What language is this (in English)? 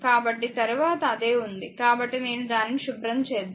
Telugu